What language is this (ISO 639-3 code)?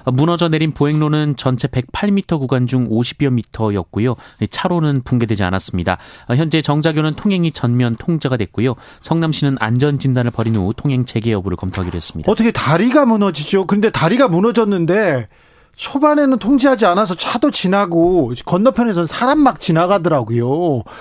kor